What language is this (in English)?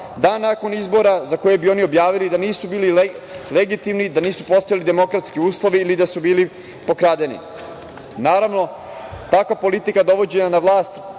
Serbian